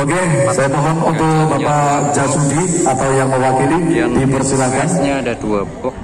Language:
Indonesian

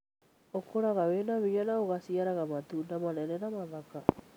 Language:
Kikuyu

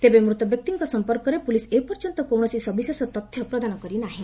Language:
Odia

